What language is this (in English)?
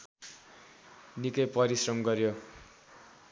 Nepali